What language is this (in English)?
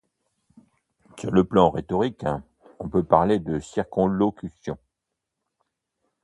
French